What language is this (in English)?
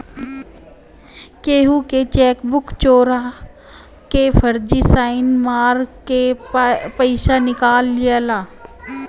Bhojpuri